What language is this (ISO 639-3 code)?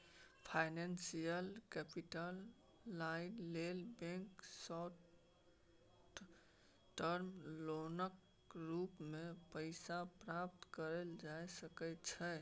mai